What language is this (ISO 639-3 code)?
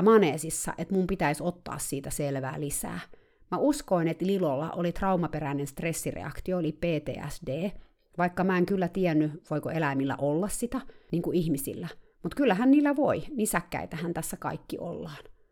fin